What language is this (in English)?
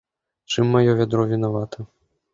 Belarusian